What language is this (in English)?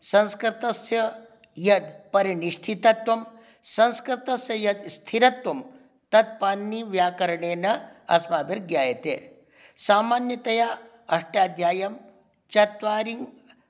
Sanskrit